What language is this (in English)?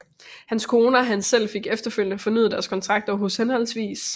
Danish